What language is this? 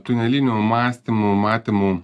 Lithuanian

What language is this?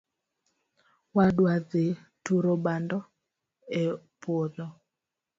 Luo (Kenya and Tanzania)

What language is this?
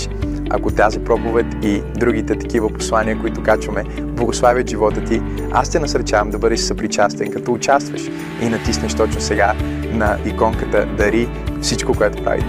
Bulgarian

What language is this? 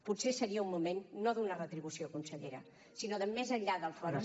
Catalan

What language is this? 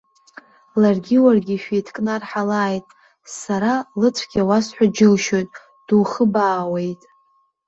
Abkhazian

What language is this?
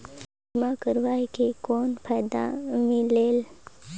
Chhattisgarhi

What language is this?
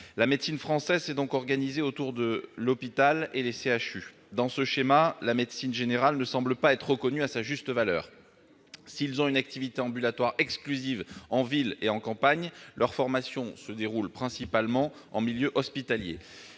French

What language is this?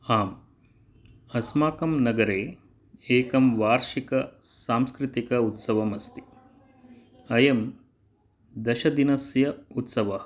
Sanskrit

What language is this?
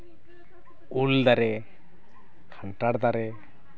Santali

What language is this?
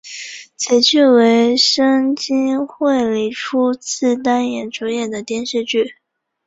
Chinese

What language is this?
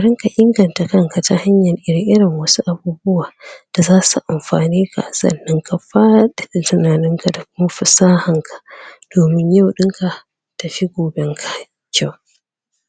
Hausa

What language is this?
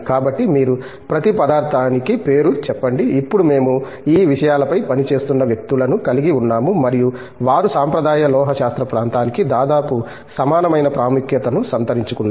Telugu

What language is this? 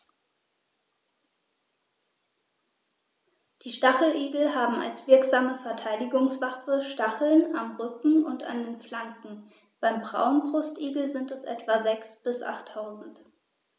German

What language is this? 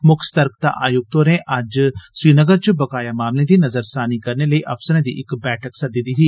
Dogri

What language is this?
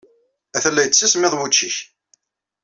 Kabyle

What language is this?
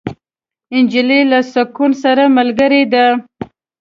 Pashto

